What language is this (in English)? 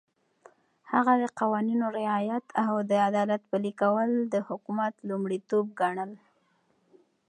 Pashto